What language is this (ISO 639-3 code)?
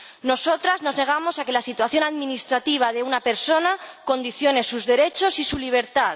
spa